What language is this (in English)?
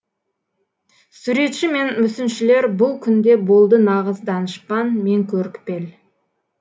Kazakh